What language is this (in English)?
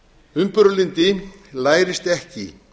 Icelandic